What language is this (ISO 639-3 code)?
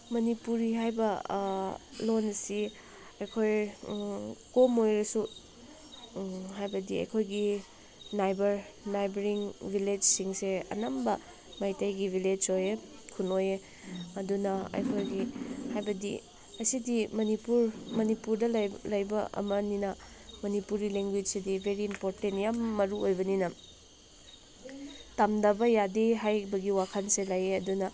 mni